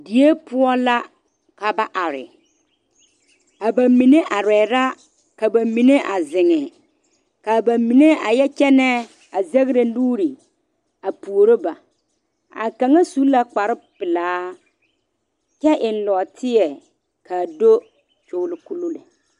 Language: Southern Dagaare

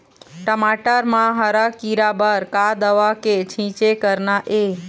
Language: Chhattisgarhi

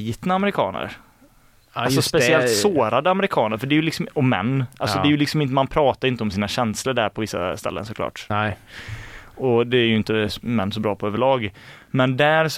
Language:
Swedish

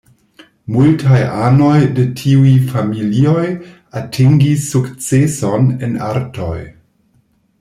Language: Esperanto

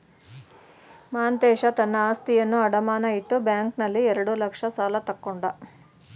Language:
Kannada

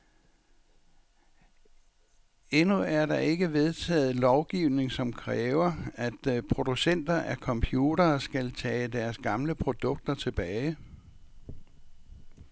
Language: Danish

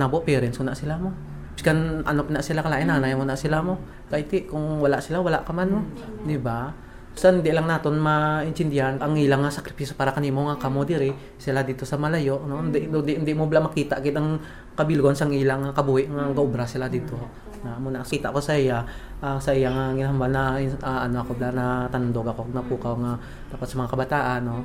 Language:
Filipino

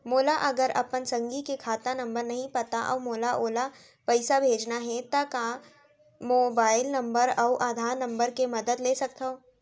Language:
Chhattisgarhi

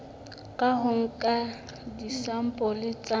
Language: Southern Sotho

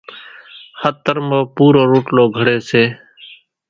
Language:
Kachi Koli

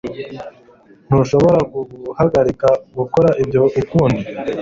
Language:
Kinyarwanda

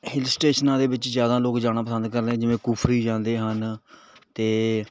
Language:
Punjabi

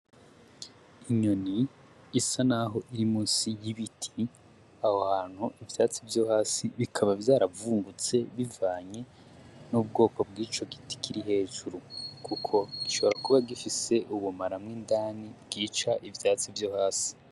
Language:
Rundi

